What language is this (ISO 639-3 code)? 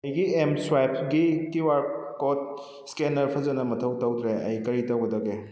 mni